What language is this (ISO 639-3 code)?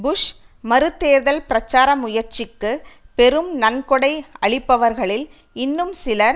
tam